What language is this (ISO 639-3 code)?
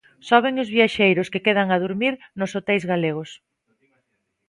glg